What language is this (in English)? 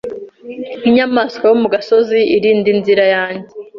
Kinyarwanda